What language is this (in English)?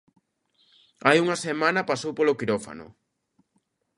Galician